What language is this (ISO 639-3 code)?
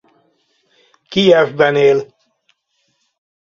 hun